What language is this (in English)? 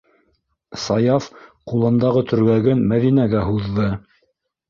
Bashkir